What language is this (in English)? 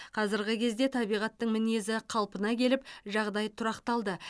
Kazakh